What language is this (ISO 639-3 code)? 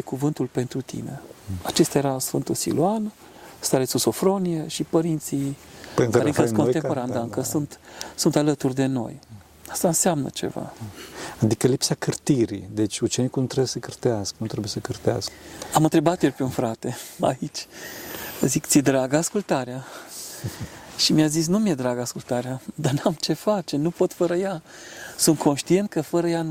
ron